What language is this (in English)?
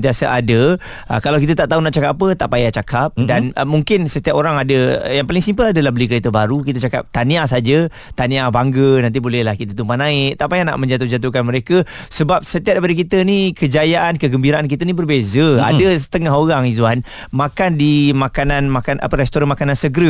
Malay